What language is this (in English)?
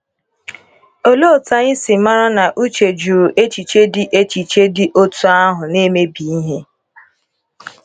Igbo